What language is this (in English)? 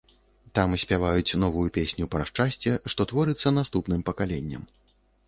Belarusian